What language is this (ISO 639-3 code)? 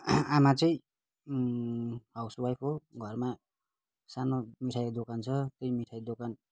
nep